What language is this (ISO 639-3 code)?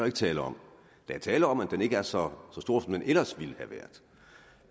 dan